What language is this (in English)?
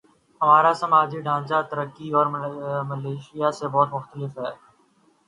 Urdu